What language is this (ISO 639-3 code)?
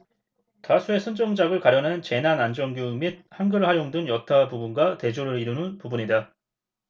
kor